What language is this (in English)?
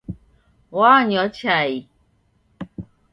Taita